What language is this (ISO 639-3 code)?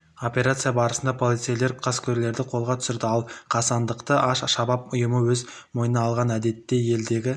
kaz